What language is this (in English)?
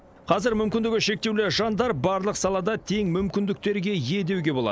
Kazakh